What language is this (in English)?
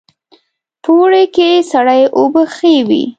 Pashto